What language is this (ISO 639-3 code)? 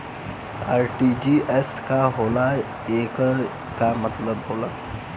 bho